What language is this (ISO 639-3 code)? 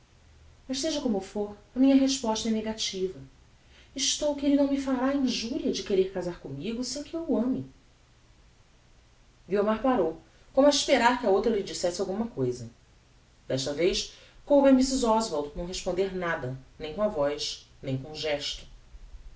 por